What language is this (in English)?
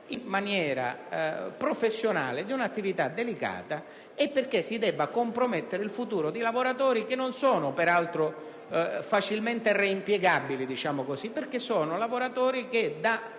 Italian